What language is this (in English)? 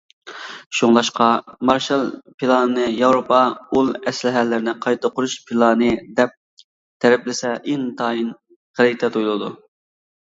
Uyghur